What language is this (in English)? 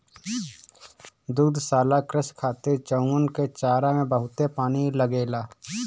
Bhojpuri